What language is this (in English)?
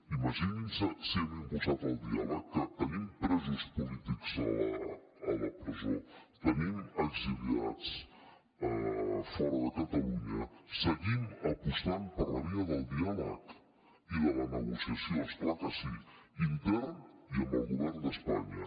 Catalan